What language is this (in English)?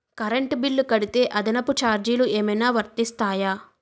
Telugu